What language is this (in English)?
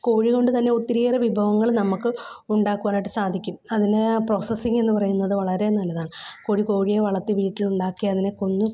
Malayalam